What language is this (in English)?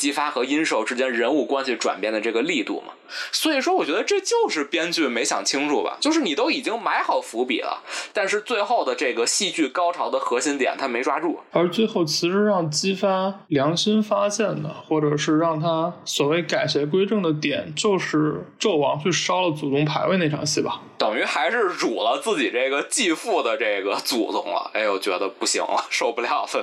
Chinese